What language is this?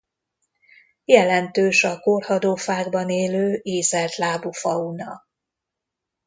Hungarian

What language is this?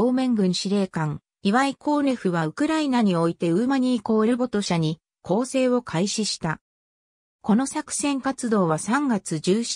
Japanese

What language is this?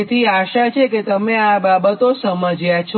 Gujarati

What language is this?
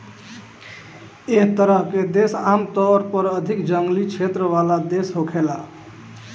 Bhojpuri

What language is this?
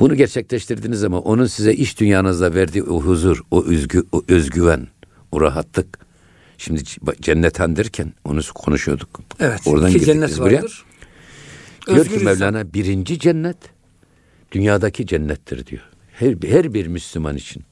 Turkish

